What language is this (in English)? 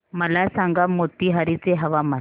Marathi